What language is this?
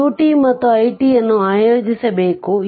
Kannada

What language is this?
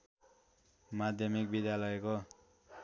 Nepali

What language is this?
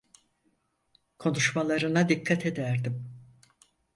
Turkish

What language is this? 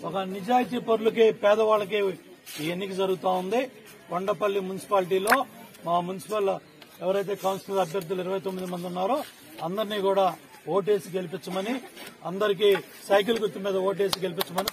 Turkish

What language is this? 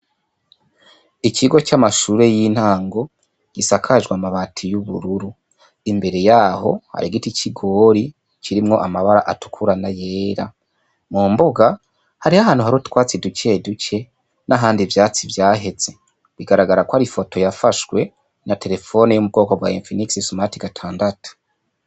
Rundi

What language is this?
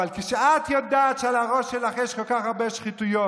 Hebrew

